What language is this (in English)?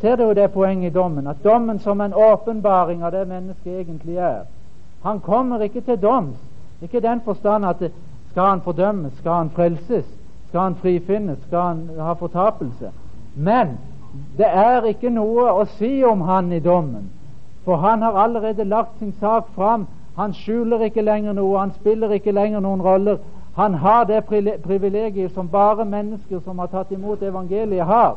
Danish